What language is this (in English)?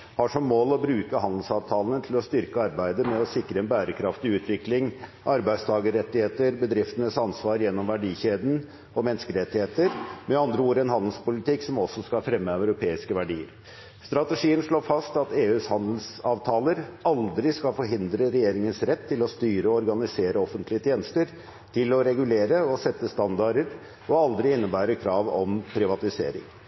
Norwegian Bokmål